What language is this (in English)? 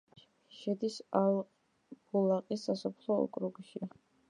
Georgian